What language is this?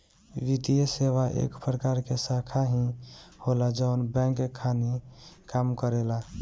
Bhojpuri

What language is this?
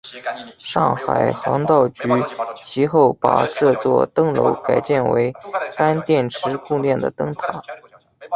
Chinese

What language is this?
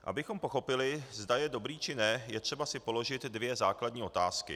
Czech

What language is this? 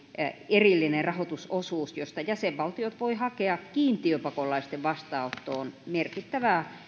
Finnish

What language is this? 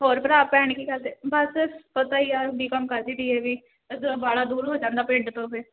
Punjabi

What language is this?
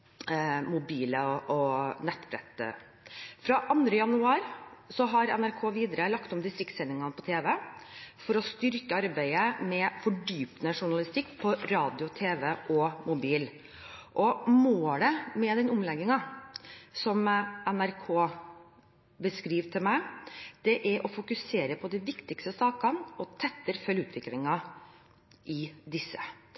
Norwegian Bokmål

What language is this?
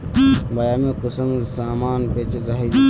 Magahi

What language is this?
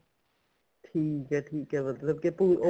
Punjabi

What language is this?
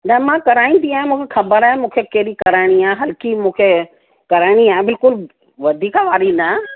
Sindhi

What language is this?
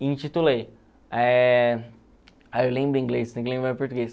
Portuguese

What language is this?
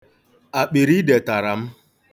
Igbo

